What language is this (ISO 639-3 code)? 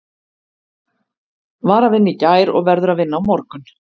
isl